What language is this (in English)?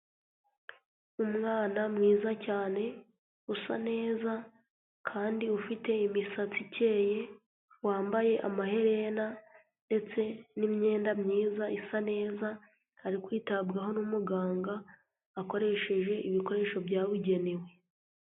Kinyarwanda